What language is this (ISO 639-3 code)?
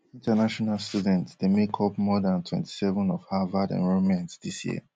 pcm